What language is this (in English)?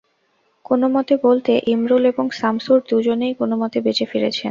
Bangla